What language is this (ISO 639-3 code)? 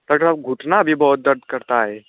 hin